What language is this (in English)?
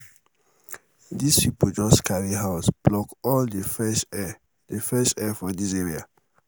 Nigerian Pidgin